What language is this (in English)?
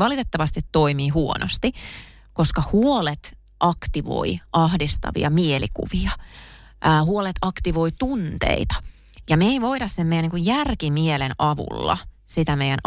Finnish